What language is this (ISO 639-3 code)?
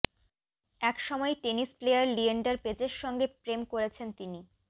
ben